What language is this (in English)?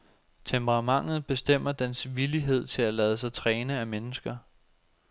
Danish